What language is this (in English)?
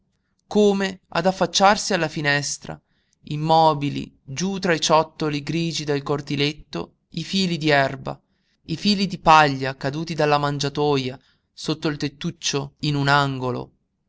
Italian